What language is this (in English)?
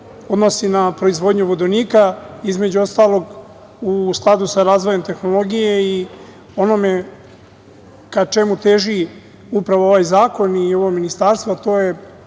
Serbian